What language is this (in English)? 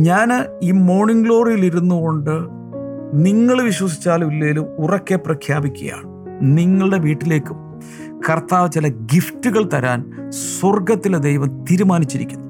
Malayalam